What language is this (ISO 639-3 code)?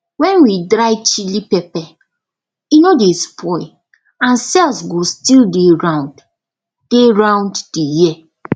pcm